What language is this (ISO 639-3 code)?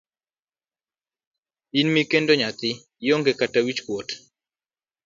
luo